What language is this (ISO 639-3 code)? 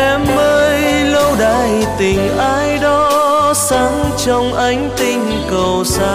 vie